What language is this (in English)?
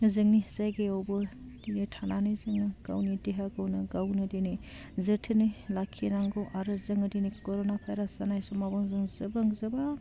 Bodo